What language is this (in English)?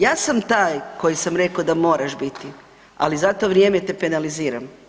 Croatian